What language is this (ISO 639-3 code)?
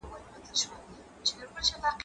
pus